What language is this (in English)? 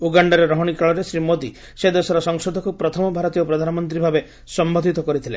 Odia